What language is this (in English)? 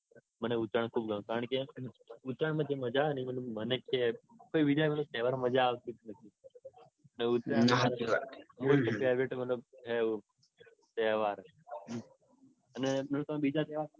Gujarati